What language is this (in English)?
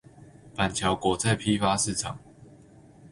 Chinese